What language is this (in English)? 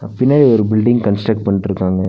Tamil